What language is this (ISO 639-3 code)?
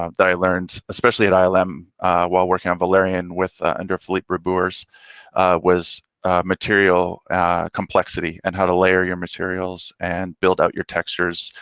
eng